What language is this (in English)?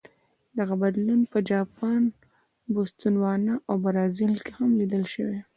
Pashto